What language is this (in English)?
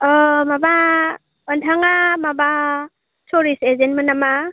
Bodo